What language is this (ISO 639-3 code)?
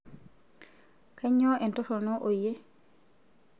mas